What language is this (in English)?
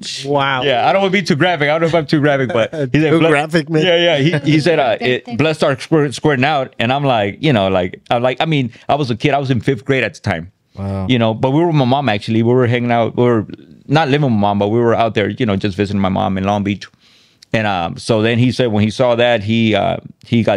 English